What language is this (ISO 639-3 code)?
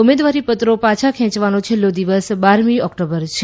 guj